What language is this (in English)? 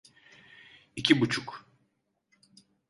Turkish